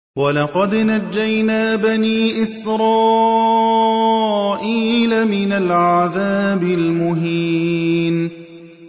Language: Arabic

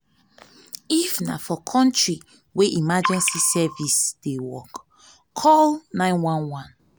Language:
Nigerian Pidgin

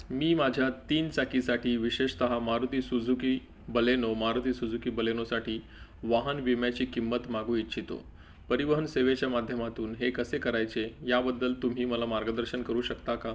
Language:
Marathi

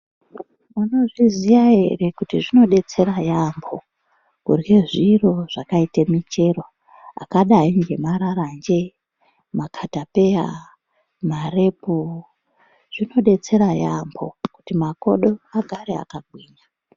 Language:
Ndau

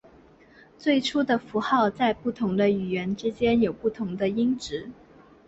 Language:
Chinese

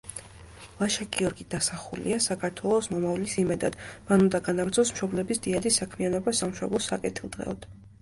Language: Georgian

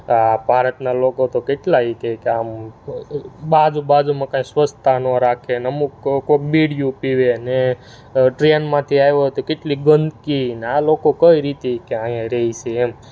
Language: Gujarati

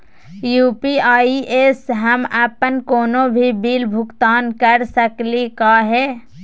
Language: Magahi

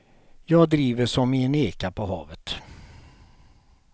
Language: Swedish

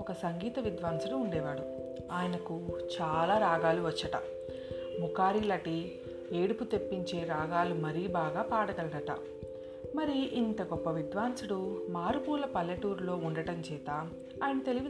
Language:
Telugu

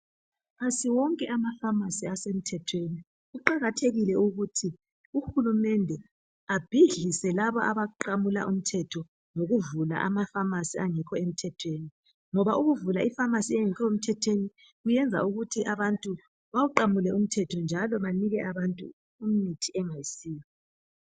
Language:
North Ndebele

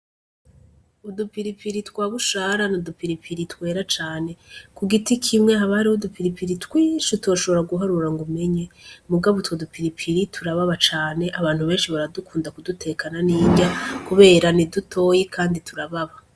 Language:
Rundi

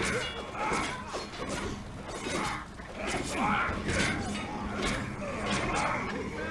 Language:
French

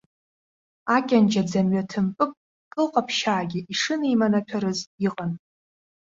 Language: Abkhazian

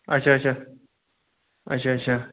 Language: Kashmiri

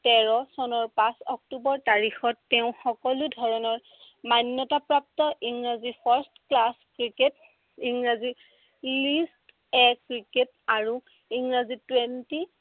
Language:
Assamese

